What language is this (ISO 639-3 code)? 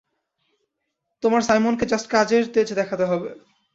ben